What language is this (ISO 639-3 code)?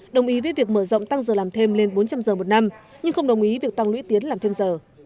vie